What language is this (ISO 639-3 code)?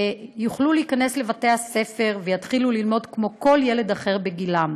heb